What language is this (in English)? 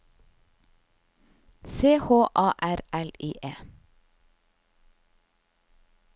Norwegian